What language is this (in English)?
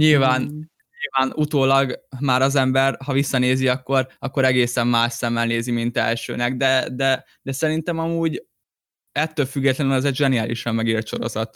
Hungarian